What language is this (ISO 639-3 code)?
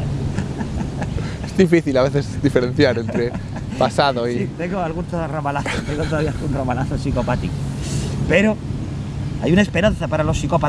spa